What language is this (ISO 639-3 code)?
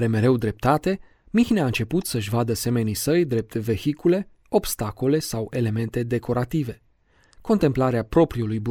ron